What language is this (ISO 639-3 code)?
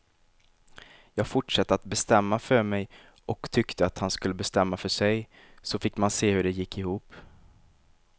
swe